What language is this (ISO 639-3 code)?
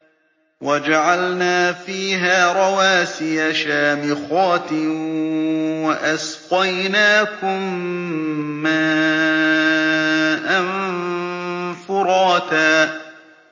ara